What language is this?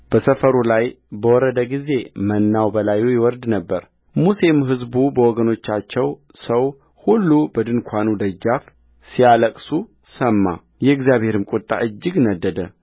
Amharic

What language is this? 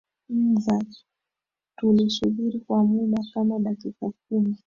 Swahili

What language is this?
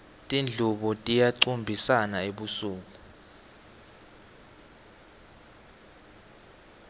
Swati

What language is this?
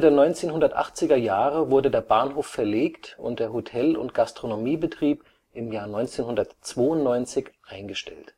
German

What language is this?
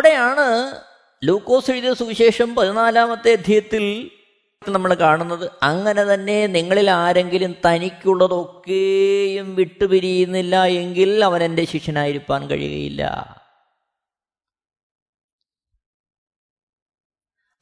Malayalam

